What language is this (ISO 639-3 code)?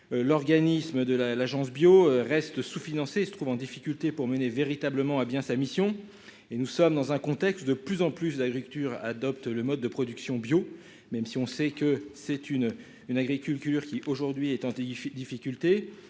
fra